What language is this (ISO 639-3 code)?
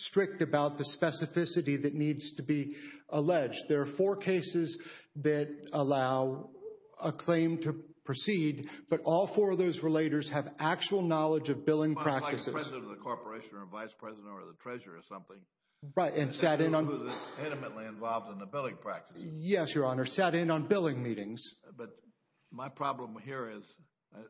eng